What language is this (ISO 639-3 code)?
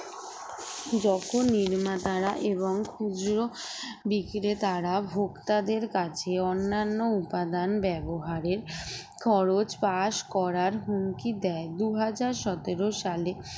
ben